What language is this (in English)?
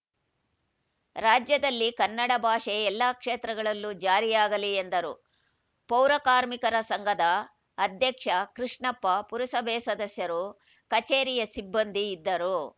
Kannada